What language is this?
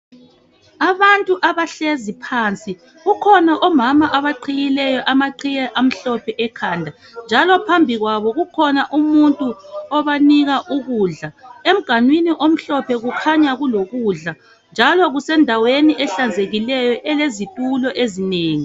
North Ndebele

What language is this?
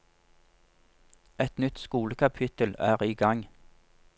Norwegian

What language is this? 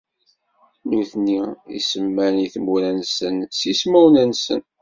Kabyle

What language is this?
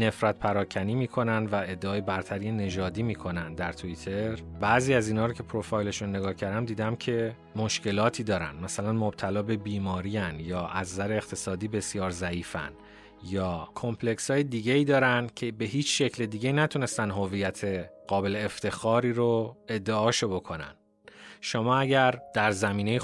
Persian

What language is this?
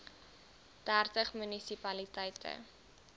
Afrikaans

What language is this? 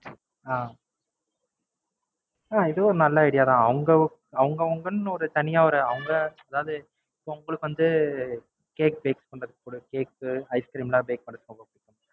Tamil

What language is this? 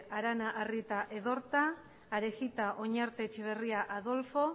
Basque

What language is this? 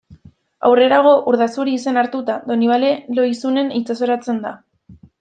Basque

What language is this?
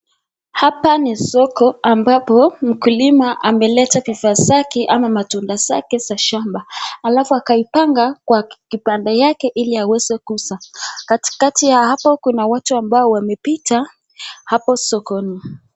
Swahili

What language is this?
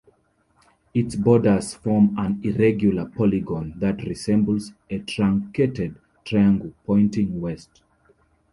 English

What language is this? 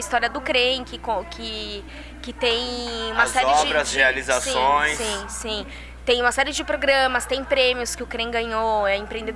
Portuguese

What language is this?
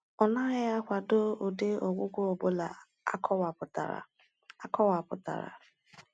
Igbo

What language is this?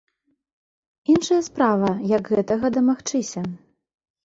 Belarusian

